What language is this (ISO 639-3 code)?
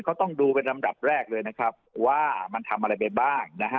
tha